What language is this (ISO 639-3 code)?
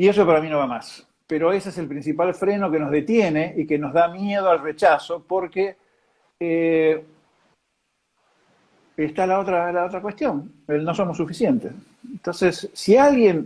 spa